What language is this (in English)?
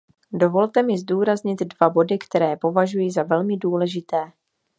Czech